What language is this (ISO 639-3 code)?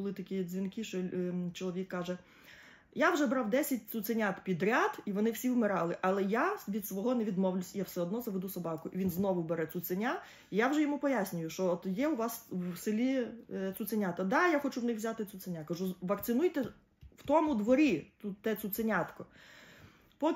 ukr